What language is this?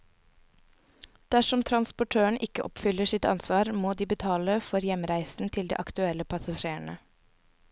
Norwegian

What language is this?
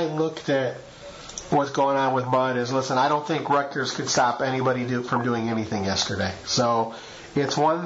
English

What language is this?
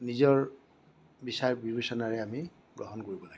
Assamese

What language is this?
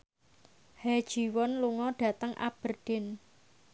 Javanese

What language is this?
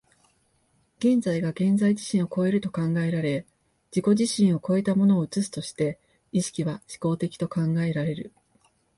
Japanese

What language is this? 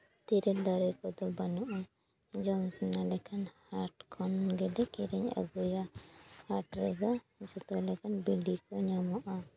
Santali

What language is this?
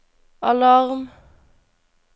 Norwegian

